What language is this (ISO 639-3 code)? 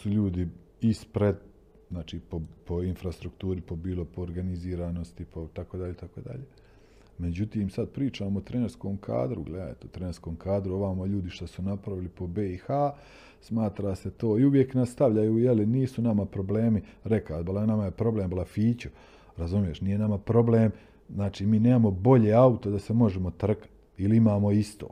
hrv